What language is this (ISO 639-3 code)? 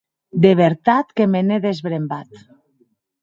oci